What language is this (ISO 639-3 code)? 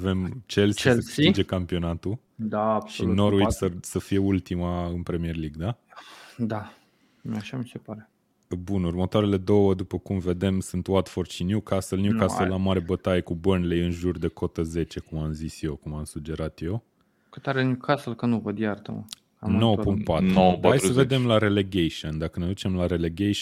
ron